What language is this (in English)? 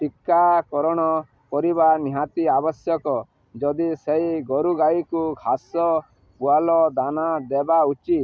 Odia